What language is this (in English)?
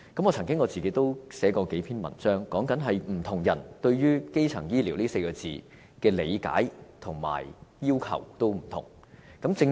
Cantonese